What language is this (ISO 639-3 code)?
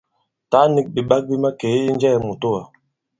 abb